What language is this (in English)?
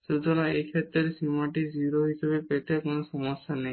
Bangla